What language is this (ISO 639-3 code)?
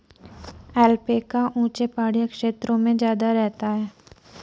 hin